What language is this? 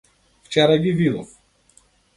Macedonian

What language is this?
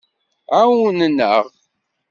Kabyle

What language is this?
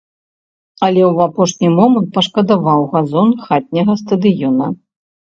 Belarusian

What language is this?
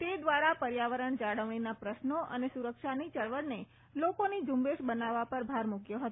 Gujarati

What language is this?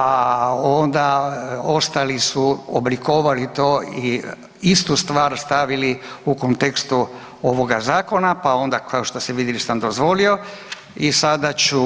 Croatian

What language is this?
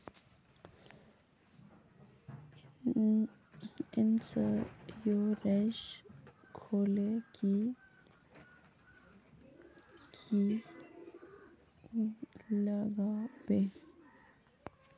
Magahi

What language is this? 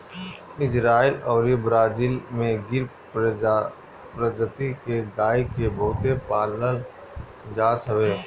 Bhojpuri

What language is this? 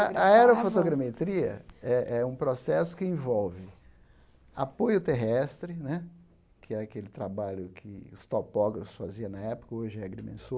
Portuguese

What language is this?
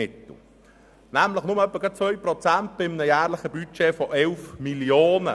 Swiss German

